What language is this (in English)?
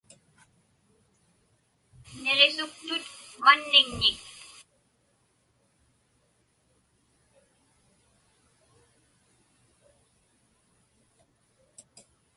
Inupiaq